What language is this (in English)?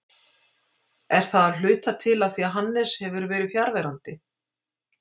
Icelandic